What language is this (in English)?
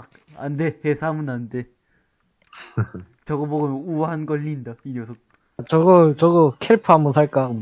Korean